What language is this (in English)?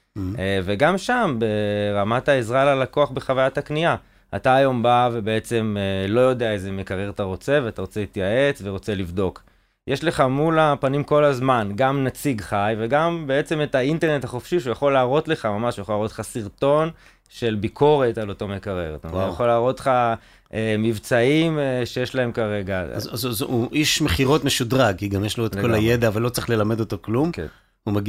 Hebrew